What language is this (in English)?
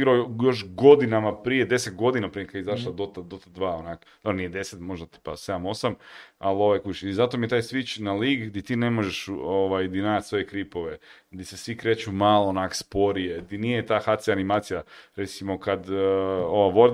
Croatian